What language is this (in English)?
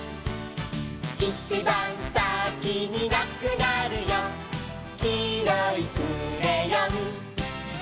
Japanese